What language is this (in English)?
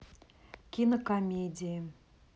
Russian